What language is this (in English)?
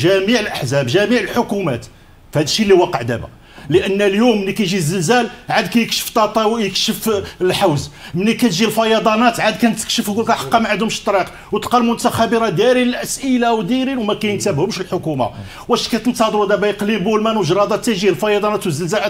Arabic